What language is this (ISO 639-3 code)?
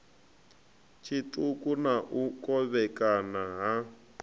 ven